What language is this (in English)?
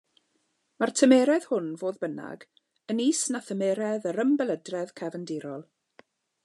Welsh